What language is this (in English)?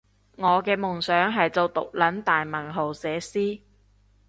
Cantonese